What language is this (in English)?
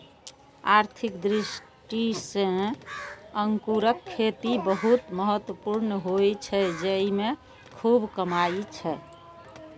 Maithili